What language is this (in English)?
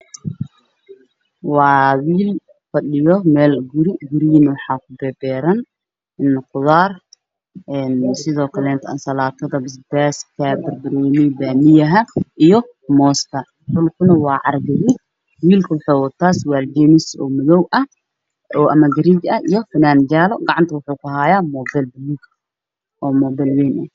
Somali